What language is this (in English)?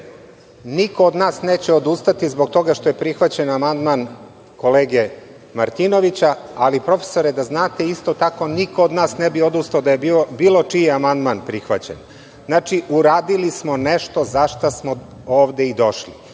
Serbian